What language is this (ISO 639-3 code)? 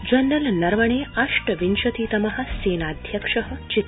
san